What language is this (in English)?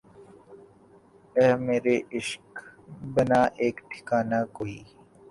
Urdu